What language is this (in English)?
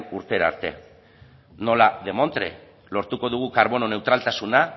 Basque